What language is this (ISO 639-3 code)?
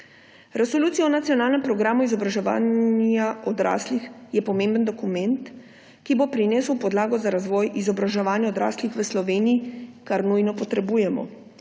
slv